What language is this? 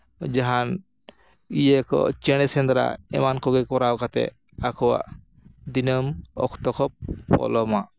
Santali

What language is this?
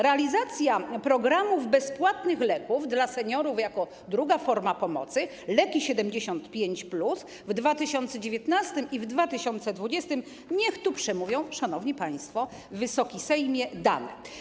Polish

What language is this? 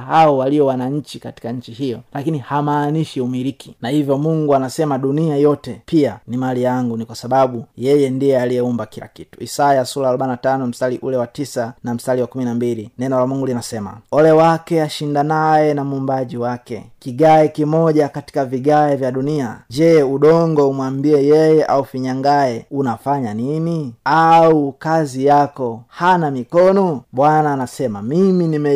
Swahili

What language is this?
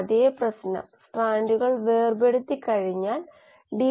Malayalam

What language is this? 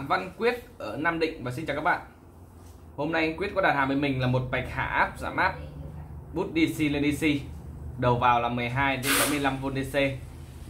Vietnamese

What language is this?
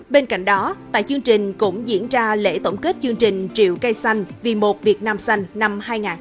Vietnamese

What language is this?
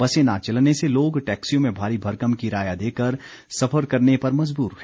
Hindi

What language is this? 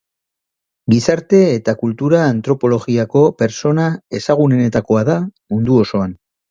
Basque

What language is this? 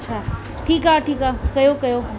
Sindhi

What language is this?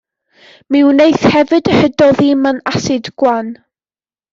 Welsh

